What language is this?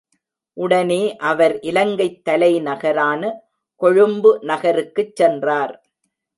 Tamil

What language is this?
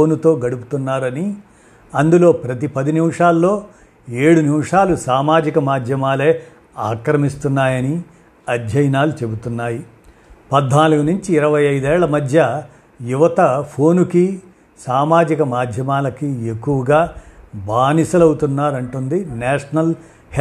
Telugu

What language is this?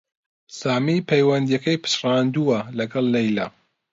Central Kurdish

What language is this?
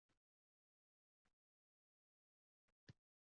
Uzbek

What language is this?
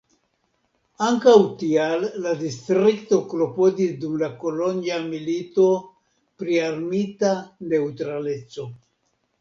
Esperanto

